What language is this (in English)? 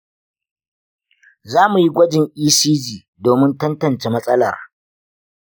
Hausa